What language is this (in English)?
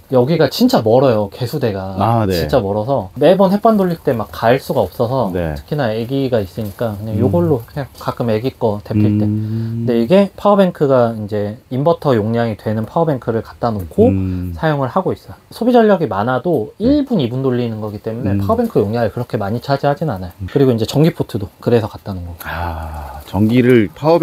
Korean